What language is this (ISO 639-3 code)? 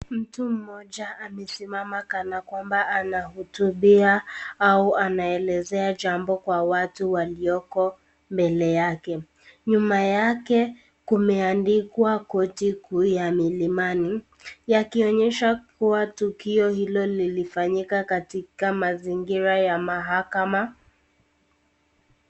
swa